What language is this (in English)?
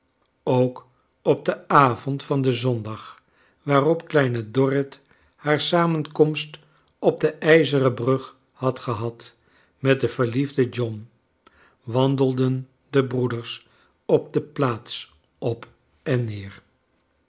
Dutch